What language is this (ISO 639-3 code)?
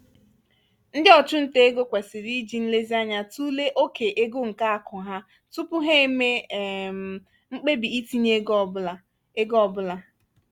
ibo